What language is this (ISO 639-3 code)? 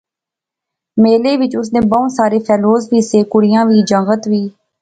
phr